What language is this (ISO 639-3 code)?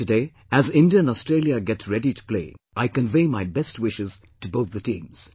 eng